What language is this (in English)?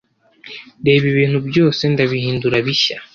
Kinyarwanda